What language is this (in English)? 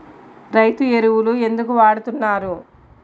Telugu